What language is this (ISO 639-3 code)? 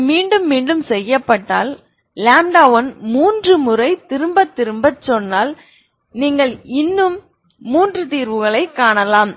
tam